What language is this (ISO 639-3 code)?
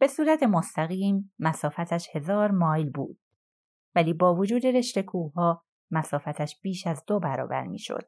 fas